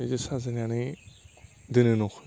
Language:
Bodo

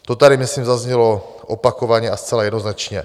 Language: Czech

